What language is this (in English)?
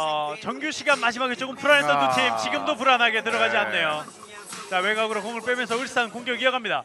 Korean